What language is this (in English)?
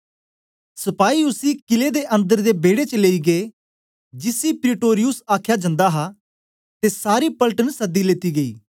Dogri